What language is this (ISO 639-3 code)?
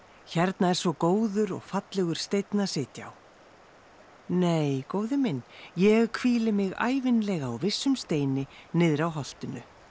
isl